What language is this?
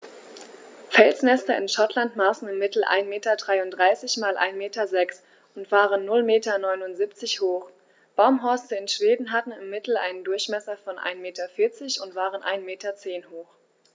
German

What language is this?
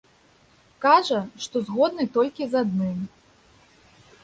Belarusian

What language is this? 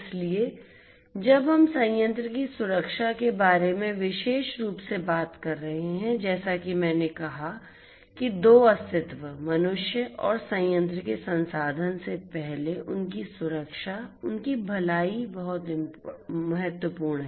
Hindi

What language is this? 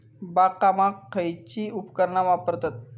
Marathi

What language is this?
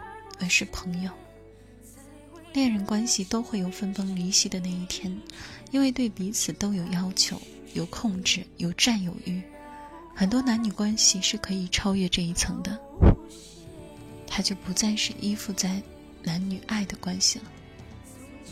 Chinese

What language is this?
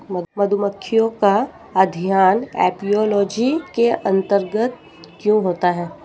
Hindi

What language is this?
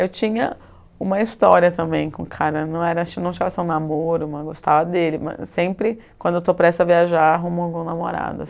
Portuguese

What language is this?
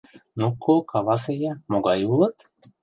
Mari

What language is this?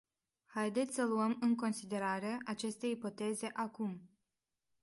Romanian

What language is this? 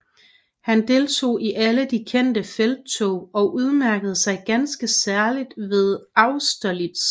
Danish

